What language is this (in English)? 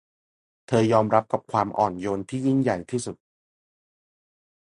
Thai